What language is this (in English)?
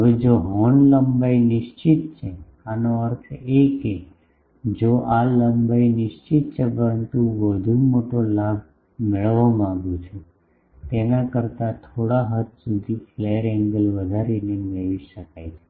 Gujarati